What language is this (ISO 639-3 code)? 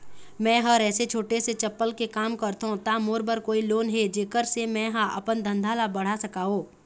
hne